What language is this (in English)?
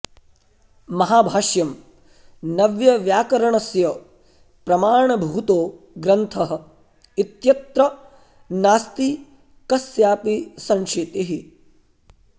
Sanskrit